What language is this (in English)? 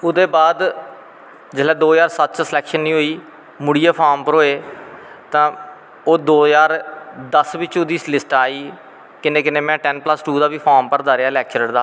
Dogri